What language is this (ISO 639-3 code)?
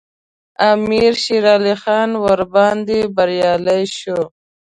pus